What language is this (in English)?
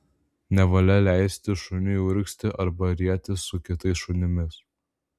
Lithuanian